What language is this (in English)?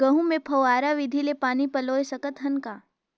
Chhattisgarhi